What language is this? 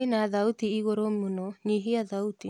Kikuyu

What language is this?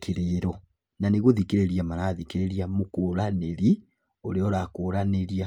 Kikuyu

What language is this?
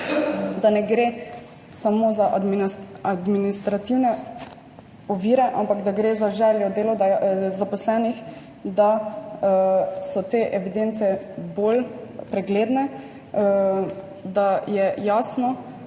Slovenian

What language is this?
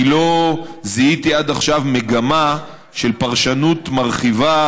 Hebrew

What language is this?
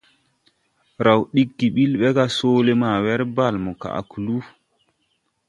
Tupuri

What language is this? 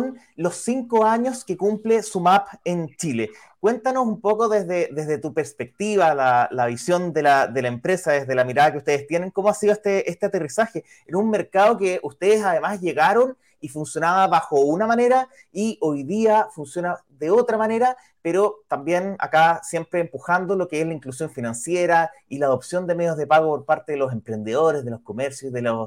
Spanish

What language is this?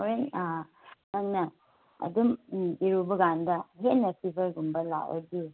Manipuri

